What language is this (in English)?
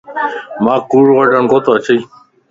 Lasi